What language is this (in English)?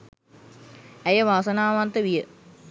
Sinhala